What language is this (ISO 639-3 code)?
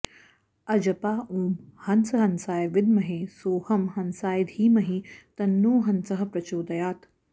san